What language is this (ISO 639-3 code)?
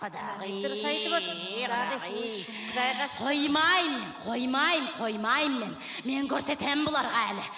kaz